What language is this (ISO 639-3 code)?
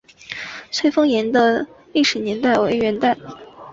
zho